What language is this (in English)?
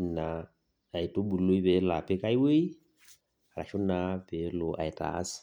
Masai